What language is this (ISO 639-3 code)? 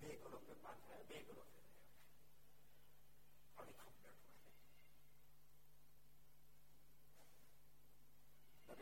guj